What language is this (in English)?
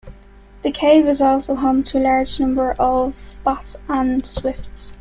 English